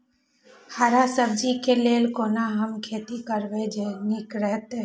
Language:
Maithili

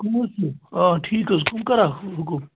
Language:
Kashmiri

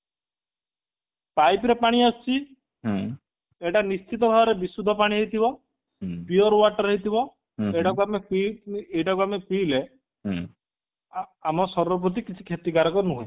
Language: Odia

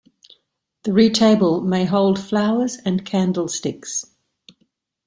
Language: English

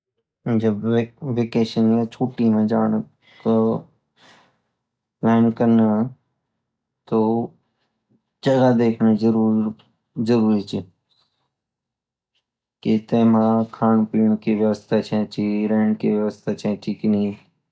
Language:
Garhwali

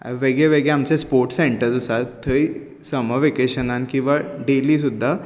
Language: Konkani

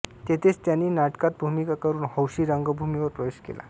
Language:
Marathi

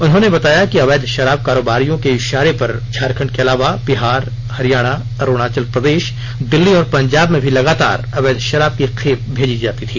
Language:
Hindi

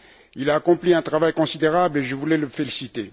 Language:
French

